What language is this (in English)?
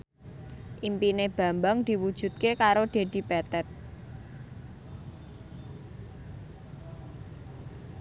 Javanese